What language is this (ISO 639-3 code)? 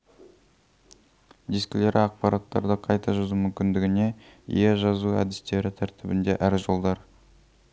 kaz